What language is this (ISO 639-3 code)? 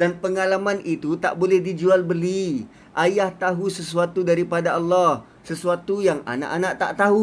msa